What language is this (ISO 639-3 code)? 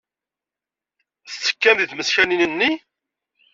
kab